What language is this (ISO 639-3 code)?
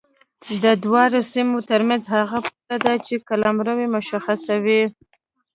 pus